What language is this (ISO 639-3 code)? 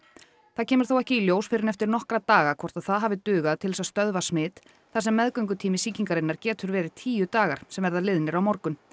isl